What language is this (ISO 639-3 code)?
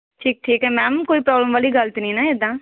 pan